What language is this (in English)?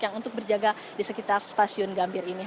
Indonesian